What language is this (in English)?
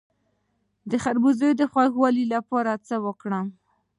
Pashto